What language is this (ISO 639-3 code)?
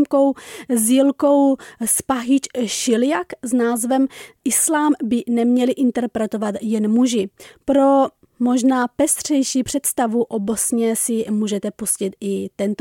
ces